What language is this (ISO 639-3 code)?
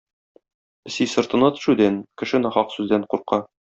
tat